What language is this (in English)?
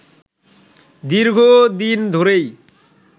Bangla